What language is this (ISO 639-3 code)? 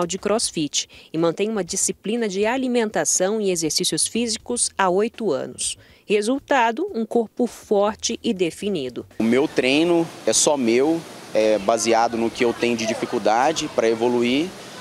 por